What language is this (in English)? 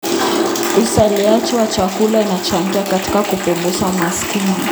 Kalenjin